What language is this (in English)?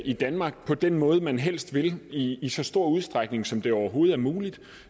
Danish